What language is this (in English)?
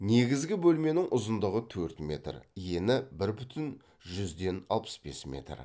Kazakh